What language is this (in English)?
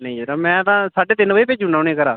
Dogri